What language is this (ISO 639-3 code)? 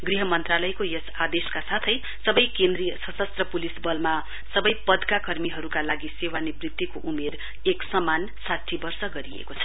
nep